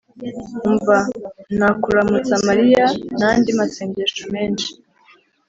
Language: Kinyarwanda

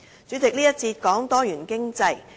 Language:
Cantonese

